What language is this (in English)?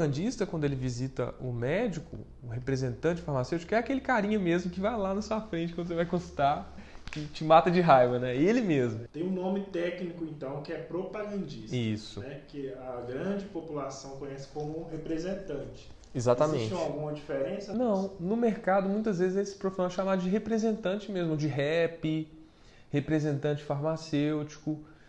Portuguese